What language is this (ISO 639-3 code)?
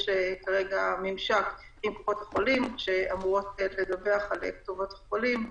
heb